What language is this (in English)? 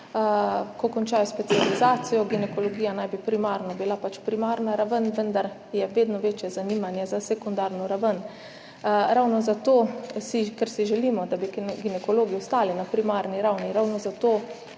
Slovenian